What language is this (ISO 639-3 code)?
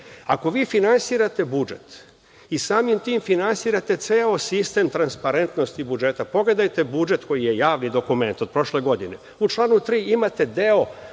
srp